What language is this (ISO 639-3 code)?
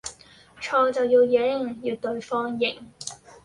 yue